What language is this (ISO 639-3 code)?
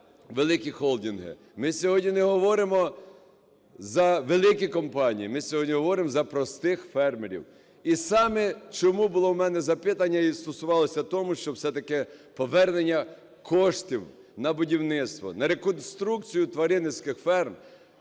ukr